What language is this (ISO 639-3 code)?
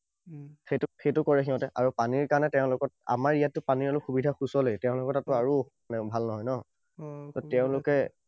asm